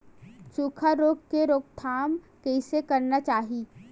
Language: Chhattisgarhi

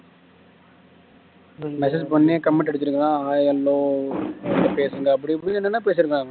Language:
Tamil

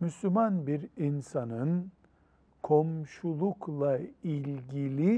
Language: Turkish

